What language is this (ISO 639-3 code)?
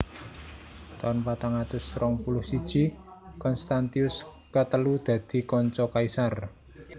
jav